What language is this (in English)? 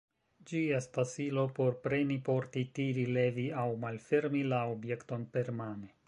Esperanto